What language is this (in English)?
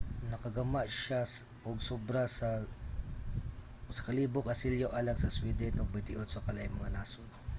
Cebuano